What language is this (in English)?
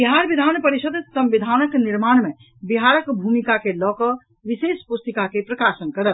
Maithili